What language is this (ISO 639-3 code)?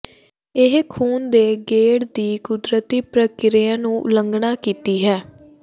pan